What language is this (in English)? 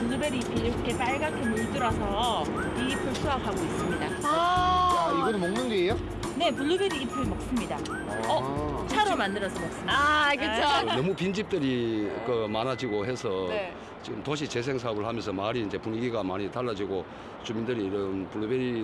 Korean